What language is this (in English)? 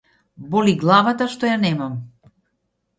Macedonian